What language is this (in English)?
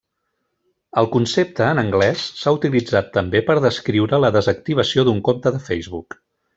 Catalan